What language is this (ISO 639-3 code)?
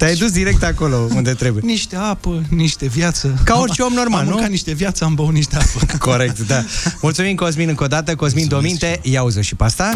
ron